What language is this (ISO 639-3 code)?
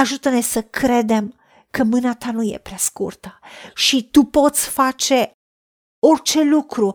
ron